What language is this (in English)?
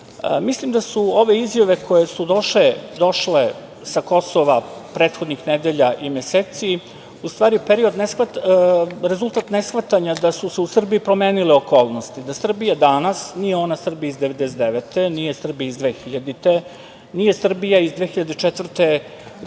Serbian